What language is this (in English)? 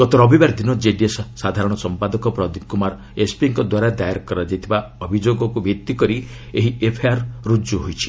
Odia